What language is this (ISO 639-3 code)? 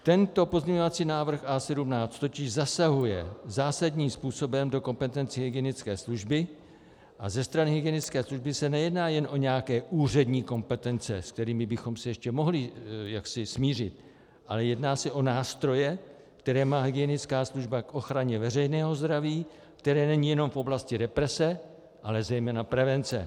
ces